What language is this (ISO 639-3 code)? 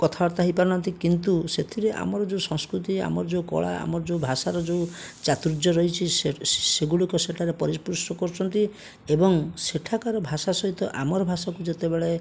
ori